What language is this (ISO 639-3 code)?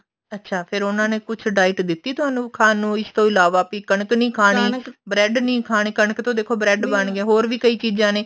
pan